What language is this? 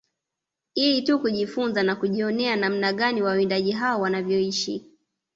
Swahili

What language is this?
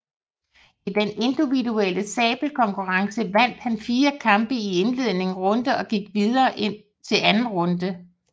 Danish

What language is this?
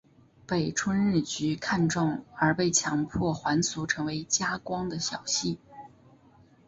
Chinese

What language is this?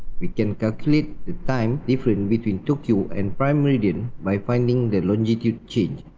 English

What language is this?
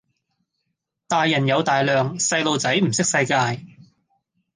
Cantonese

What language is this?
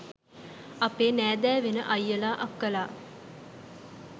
Sinhala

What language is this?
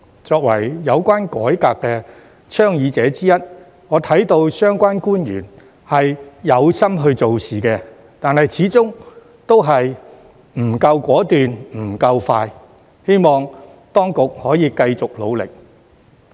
Cantonese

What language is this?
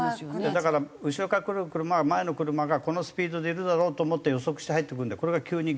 Japanese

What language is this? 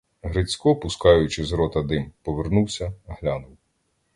Ukrainian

